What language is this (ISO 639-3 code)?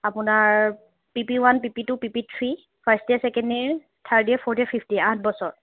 asm